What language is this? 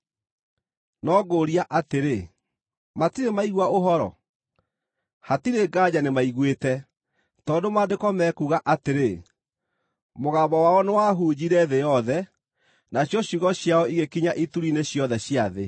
Kikuyu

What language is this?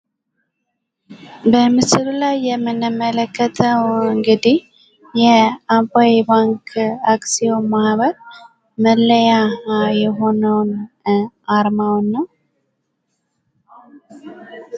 Amharic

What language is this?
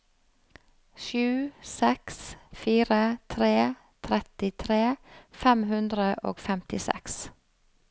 Norwegian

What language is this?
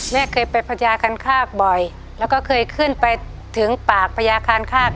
Thai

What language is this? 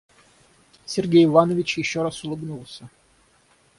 Russian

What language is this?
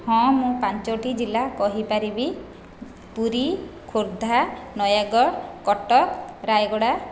Odia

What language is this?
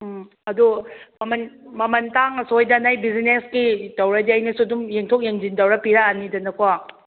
Manipuri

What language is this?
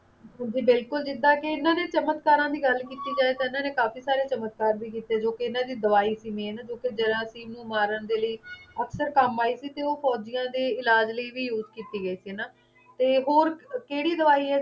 Punjabi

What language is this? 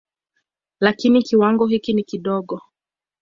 Swahili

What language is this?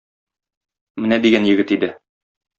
Tatar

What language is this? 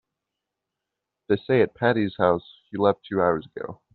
English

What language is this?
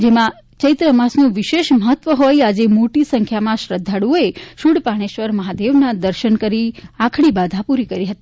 Gujarati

